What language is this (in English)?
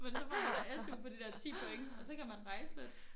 Danish